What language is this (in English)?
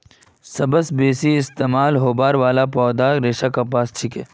Magahi